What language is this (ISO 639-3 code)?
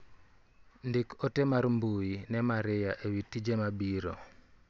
luo